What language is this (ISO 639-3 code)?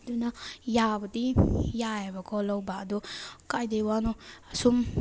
mni